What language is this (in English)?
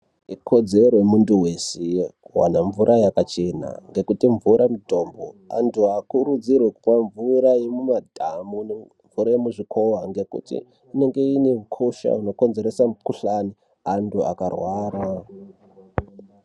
Ndau